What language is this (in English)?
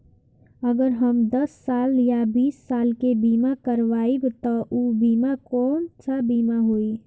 Bhojpuri